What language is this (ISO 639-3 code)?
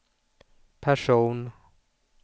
swe